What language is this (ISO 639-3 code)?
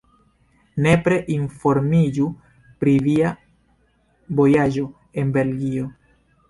epo